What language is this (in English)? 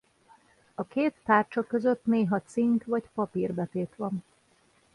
Hungarian